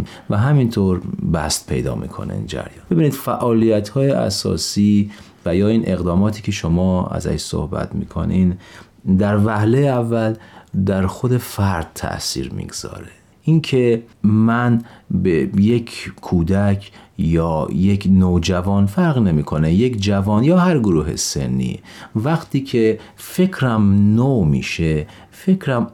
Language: Persian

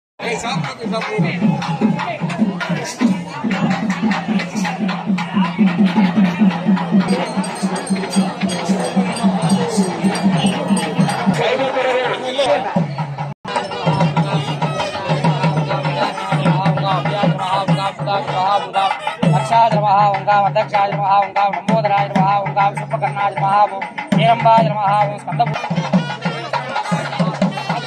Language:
Arabic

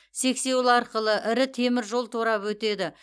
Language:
Kazakh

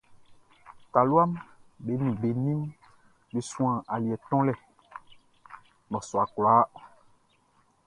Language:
Baoulé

